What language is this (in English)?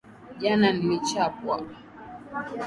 Swahili